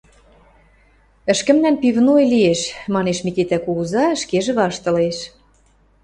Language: Western Mari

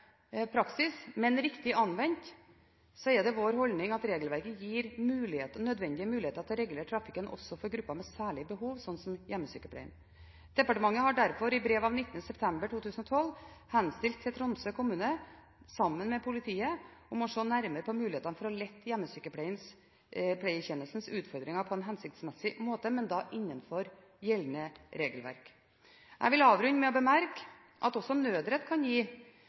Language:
Norwegian Bokmål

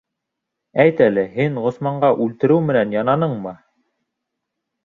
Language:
Bashkir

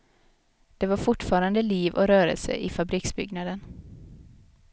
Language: Swedish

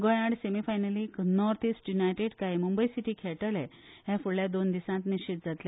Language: Konkani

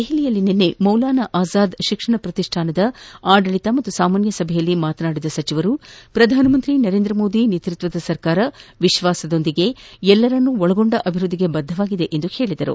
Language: Kannada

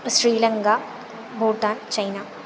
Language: Sanskrit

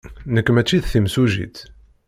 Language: Kabyle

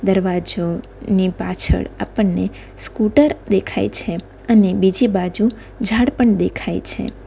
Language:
Gujarati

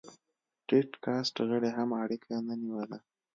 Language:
Pashto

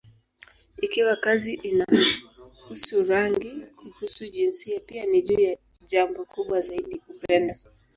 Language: Swahili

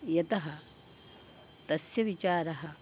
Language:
Sanskrit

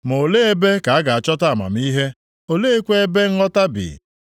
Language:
Igbo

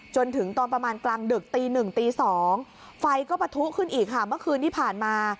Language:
Thai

